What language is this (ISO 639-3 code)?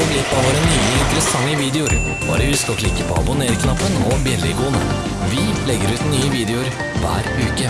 nor